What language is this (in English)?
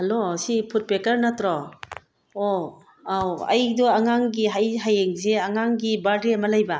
Manipuri